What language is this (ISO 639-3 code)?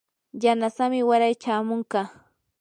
qur